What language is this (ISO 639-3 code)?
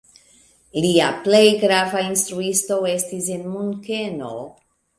epo